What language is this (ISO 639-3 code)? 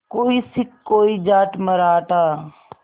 hin